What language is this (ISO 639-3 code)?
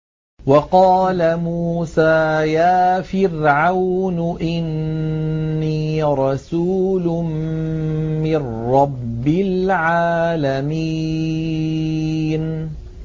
ara